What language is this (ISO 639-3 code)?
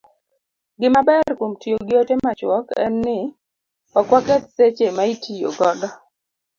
luo